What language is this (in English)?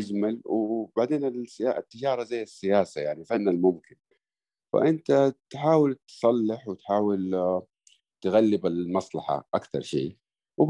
Arabic